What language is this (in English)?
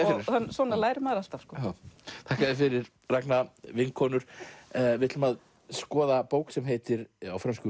Icelandic